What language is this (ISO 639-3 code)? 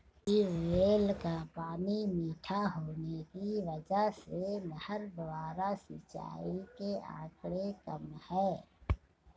hin